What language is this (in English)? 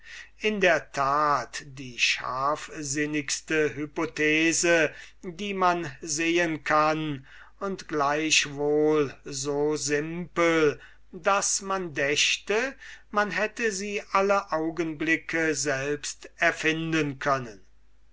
German